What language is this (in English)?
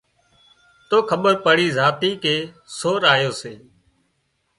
Wadiyara Koli